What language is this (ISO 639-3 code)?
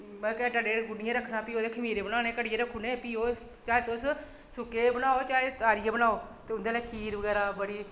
doi